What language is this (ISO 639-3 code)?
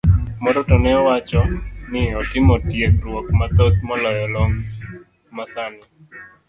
luo